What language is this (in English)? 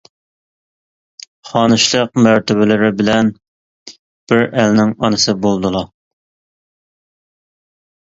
Uyghur